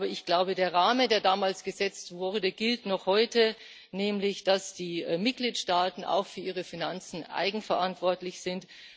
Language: German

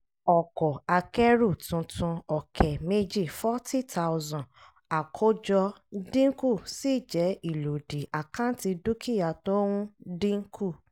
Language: Yoruba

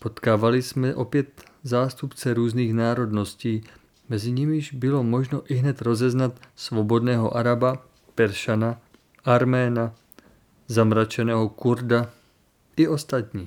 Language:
Czech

